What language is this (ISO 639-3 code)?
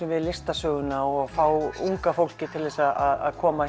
isl